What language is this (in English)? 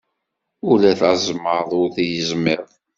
Kabyle